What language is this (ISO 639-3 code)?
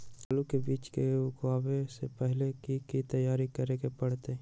mag